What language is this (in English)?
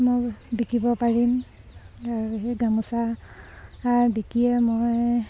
Assamese